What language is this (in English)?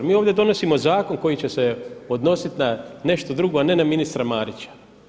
Croatian